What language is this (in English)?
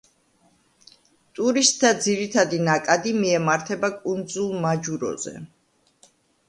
Georgian